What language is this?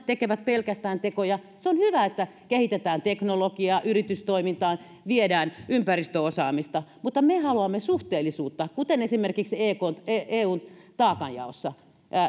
Finnish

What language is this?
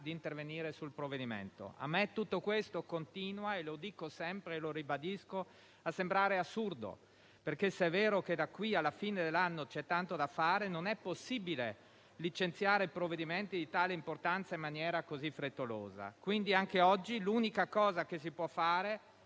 Italian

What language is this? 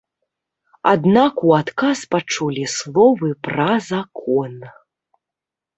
Belarusian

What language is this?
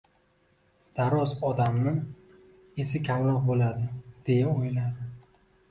Uzbek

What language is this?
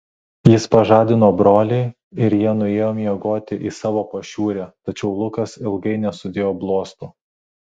Lithuanian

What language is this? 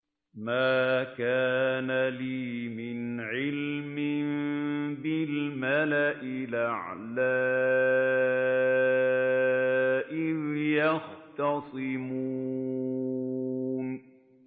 Arabic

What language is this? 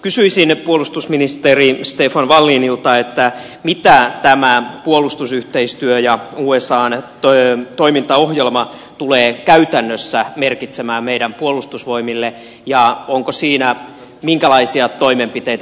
Finnish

